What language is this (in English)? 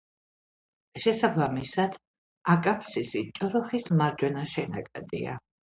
Georgian